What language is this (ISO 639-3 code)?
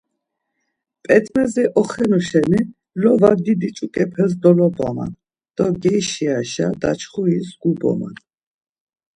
lzz